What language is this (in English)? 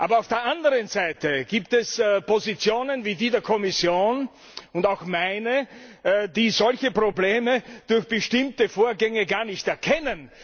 German